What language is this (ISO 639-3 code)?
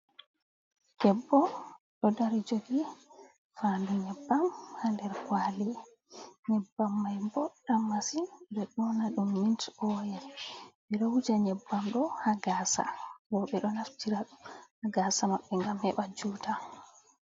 ful